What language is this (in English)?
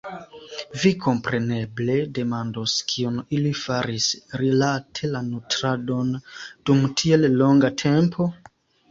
Esperanto